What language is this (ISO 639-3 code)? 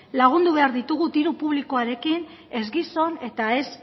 eus